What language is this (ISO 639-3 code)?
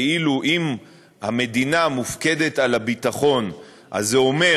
heb